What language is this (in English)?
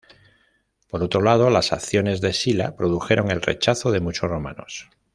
Spanish